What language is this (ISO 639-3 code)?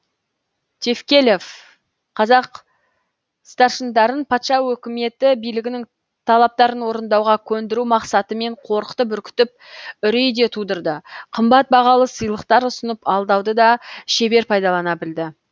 kaz